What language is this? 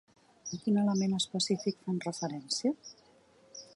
Catalan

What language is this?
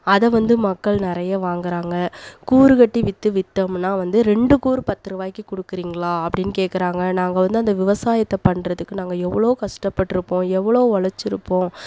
Tamil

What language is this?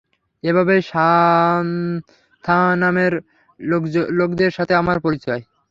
Bangla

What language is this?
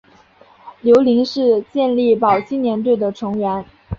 Chinese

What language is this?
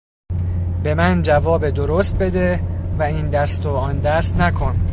Persian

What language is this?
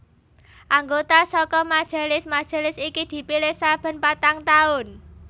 Javanese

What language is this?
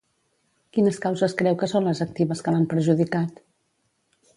Catalan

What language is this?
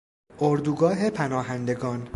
Persian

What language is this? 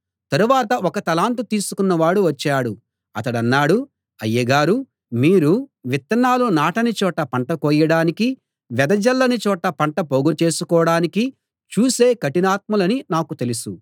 Telugu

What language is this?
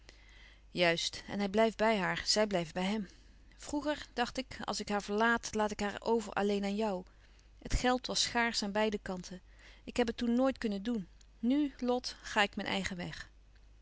Dutch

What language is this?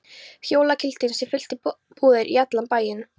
Icelandic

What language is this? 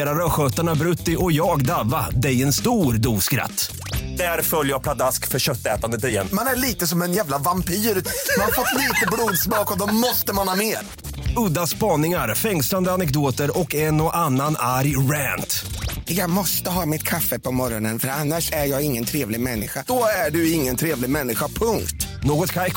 Swedish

